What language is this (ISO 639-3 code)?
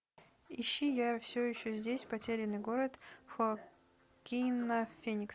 rus